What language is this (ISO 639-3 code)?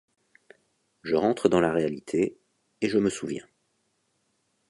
fra